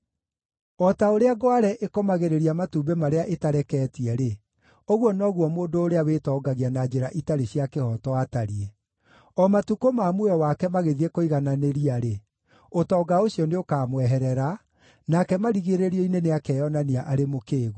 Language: Kikuyu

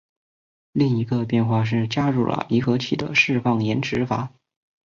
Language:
Chinese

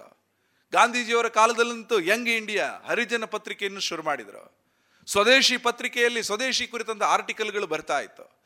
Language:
Kannada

